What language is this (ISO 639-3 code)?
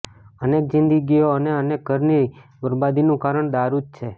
guj